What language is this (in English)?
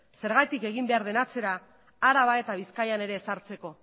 Basque